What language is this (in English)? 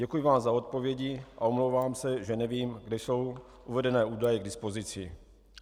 Czech